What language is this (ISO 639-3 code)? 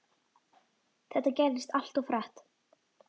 isl